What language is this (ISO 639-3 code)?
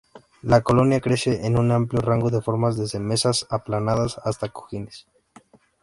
spa